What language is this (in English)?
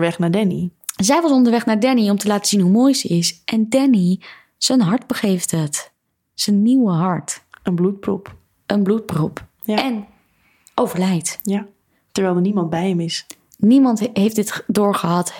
Dutch